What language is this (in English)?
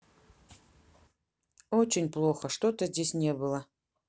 Russian